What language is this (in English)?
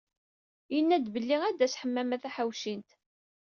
Kabyle